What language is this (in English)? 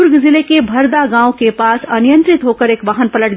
Hindi